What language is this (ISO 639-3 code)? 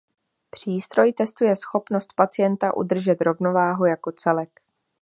ces